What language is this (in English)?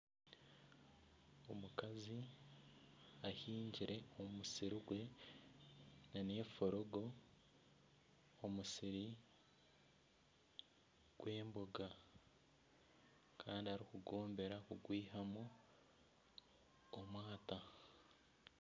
Nyankole